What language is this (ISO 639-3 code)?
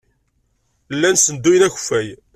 kab